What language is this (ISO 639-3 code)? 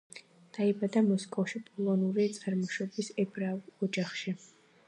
kat